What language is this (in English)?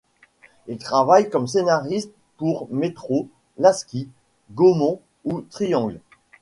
French